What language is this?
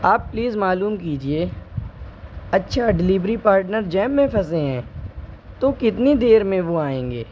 Urdu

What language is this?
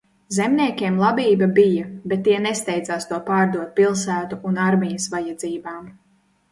Latvian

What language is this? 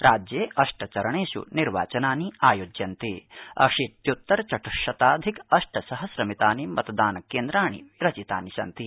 Sanskrit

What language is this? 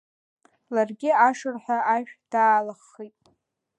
Abkhazian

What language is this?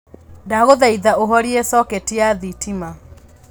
Kikuyu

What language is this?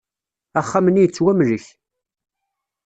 Kabyle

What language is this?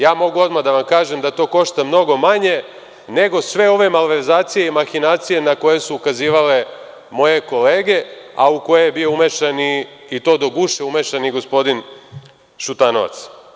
Serbian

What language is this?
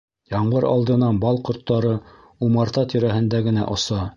Bashkir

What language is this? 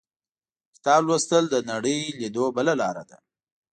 Pashto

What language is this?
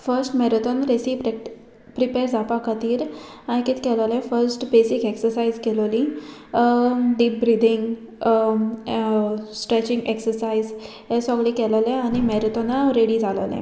Konkani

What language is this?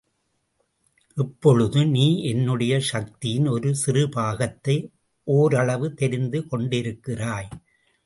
Tamil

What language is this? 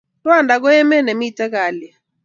Kalenjin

